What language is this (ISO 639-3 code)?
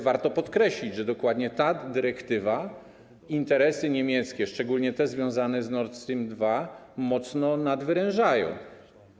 pol